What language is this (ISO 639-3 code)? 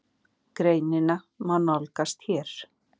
isl